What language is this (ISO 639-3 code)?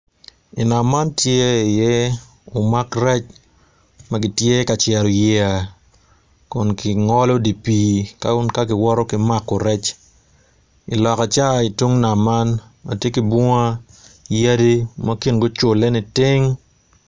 ach